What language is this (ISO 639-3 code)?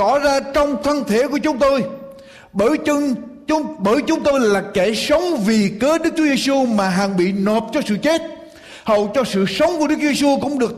vie